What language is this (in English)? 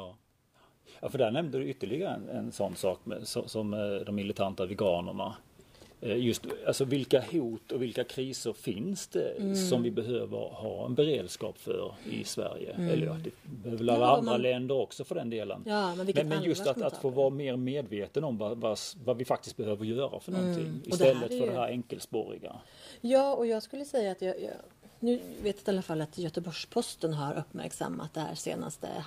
Swedish